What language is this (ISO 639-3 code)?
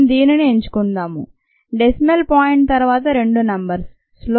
tel